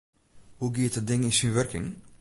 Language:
Western Frisian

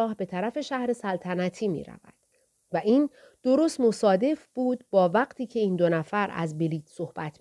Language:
Persian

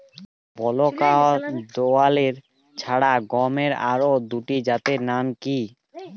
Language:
Bangla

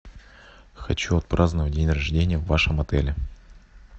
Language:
Russian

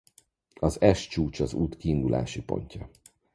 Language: Hungarian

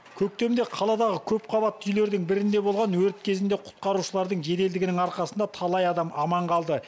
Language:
Kazakh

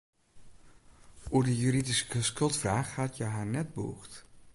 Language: Western Frisian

